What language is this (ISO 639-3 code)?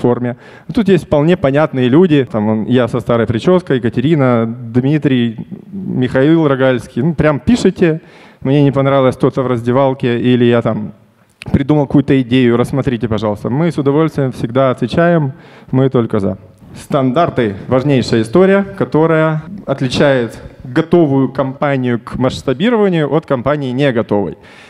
rus